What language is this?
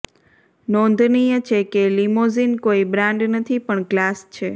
Gujarati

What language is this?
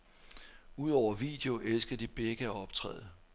Danish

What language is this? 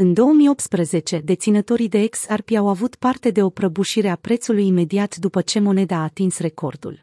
Romanian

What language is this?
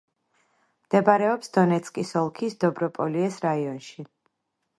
Georgian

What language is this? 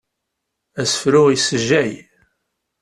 Kabyle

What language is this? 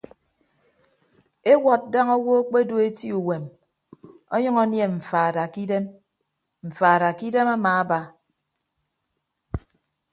Ibibio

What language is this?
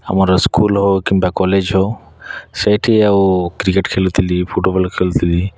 Odia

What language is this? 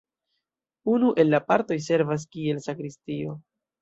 Esperanto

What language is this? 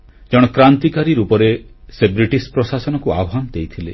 Odia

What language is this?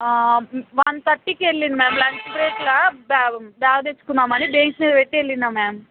Telugu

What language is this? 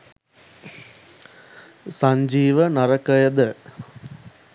Sinhala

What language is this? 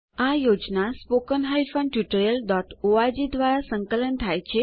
Gujarati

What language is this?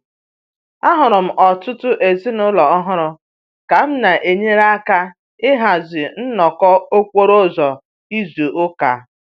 Igbo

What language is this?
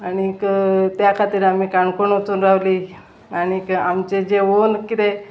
Konkani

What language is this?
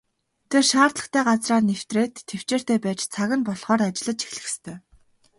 Mongolian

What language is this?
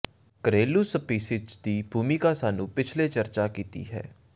Punjabi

